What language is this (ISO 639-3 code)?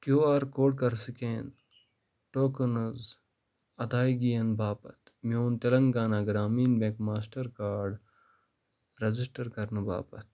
kas